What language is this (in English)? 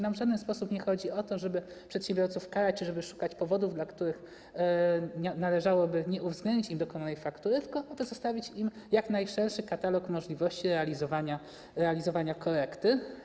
Polish